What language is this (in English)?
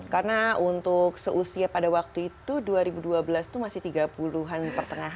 Indonesian